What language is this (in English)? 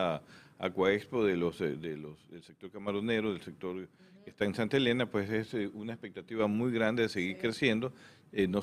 Spanish